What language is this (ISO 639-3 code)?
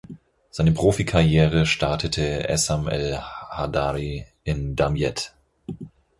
deu